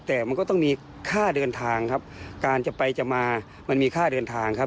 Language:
Thai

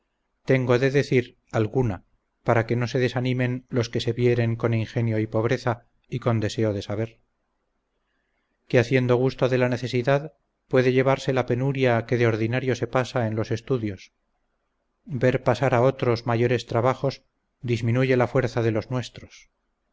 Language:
Spanish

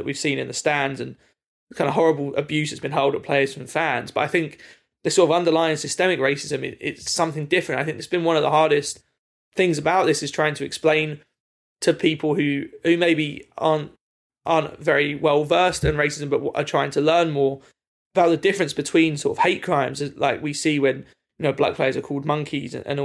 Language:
English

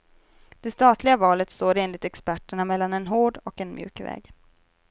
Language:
Swedish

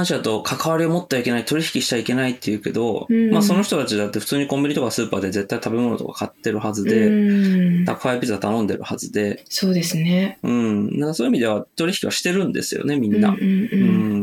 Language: Japanese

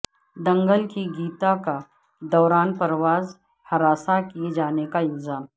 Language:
Urdu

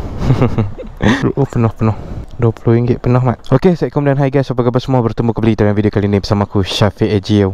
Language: Malay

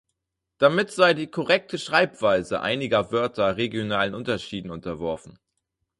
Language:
German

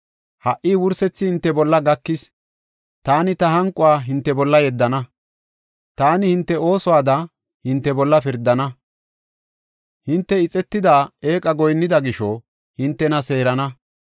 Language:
Gofa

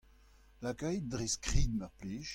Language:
Breton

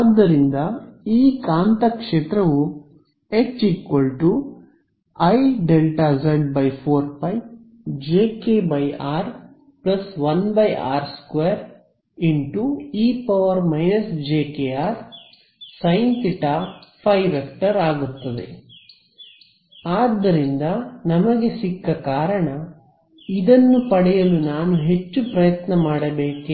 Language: Kannada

